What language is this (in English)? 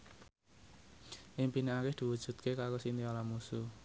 Javanese